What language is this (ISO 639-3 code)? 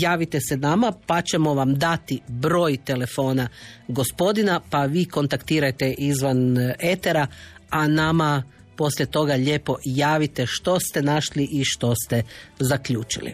hrv